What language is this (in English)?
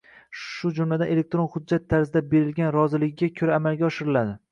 Uzbek